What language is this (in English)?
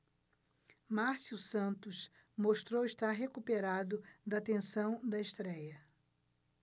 Portuguese